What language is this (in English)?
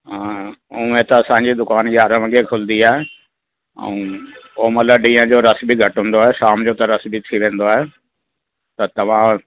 Sindhi